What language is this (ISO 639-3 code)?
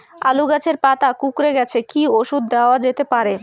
ben